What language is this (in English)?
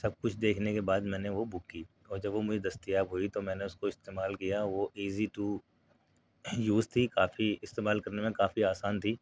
Urdu